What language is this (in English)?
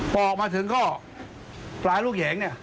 Thai